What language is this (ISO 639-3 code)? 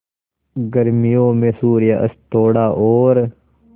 hin